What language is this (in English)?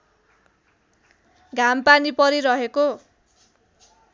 Nepali